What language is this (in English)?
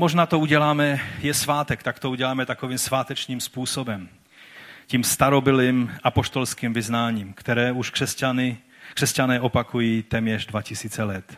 Czech